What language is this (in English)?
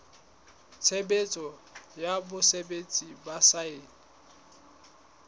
Southern Sotho